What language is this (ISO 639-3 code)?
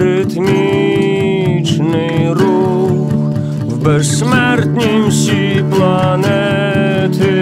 ukr